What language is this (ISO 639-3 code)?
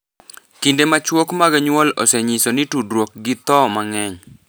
luo